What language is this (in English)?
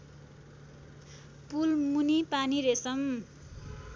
Nepali